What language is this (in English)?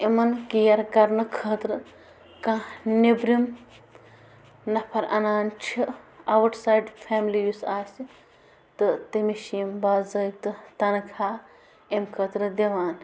Kashmiri